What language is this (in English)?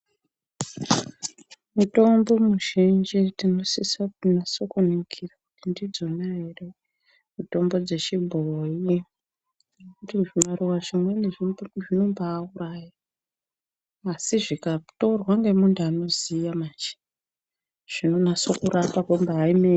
Ndau